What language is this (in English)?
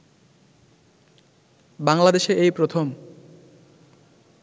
Bangla